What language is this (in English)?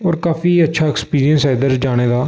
Dogri